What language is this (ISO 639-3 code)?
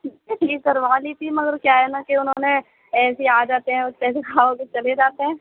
urd